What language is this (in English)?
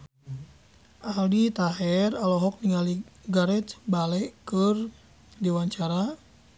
Sundanese